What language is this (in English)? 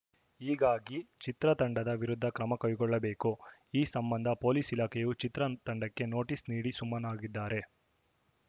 Kannada